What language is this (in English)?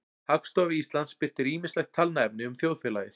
Icelandic